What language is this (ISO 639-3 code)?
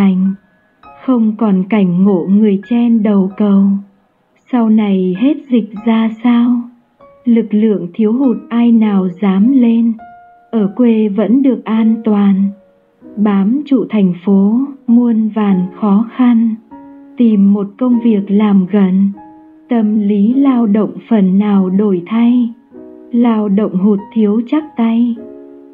vie